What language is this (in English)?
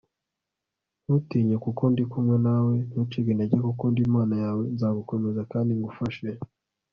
Kinyarwanda